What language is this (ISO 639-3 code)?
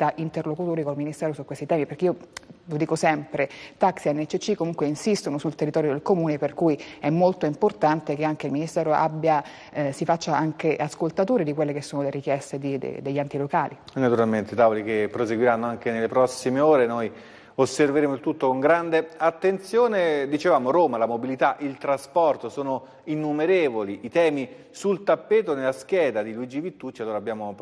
ita